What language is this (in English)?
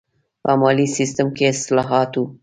Pashto